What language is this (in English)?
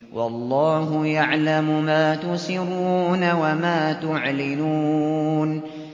Arabic